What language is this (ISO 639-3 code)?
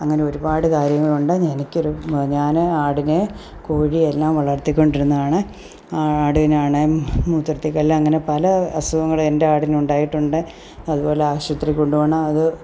mal